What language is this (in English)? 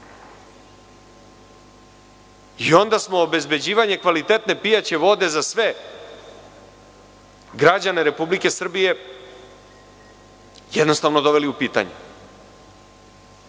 Serbian